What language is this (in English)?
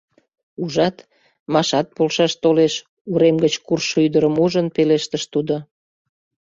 Mari